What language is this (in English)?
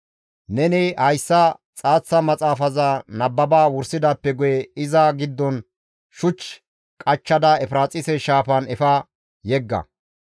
Gamo